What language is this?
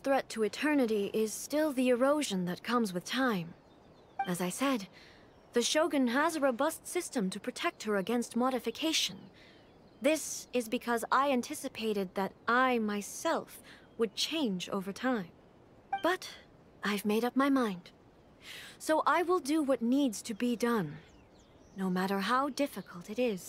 English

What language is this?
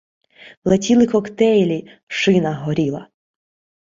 Ukrainian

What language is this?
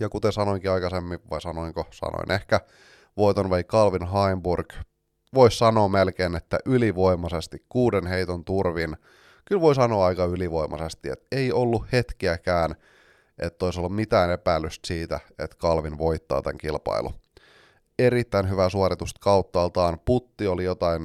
Finnish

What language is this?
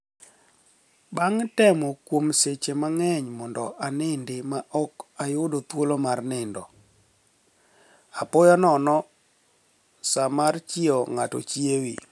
Luo (Kenya and Tanzania)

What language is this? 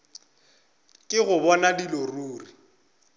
Northern Sotho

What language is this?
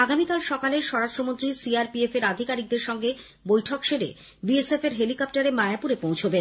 Bangla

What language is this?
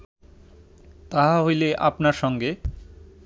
Bangla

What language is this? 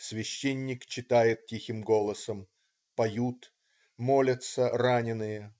Russian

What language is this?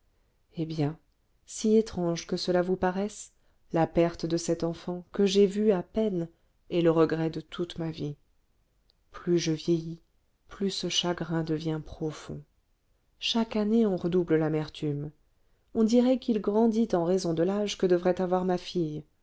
French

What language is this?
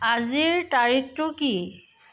Assamese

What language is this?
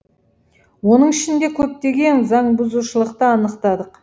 Kazakh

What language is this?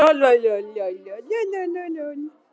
Icelandic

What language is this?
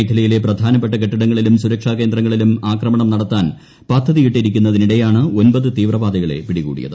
Malayalam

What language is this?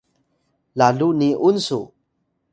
Atayal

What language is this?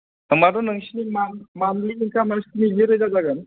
Bodo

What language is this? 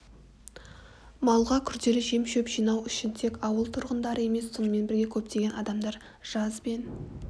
Kazakh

